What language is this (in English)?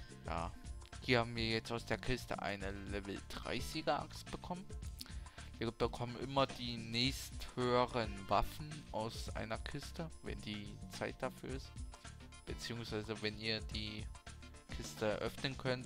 German